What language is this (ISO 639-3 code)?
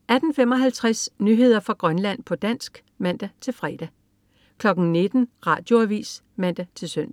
dan